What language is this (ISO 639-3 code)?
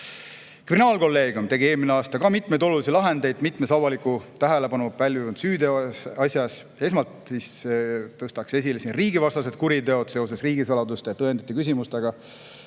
est